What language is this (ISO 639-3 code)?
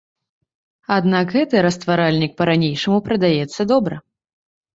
bel